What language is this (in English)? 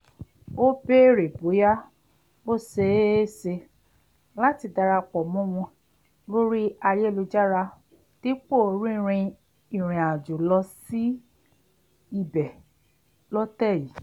Yoruba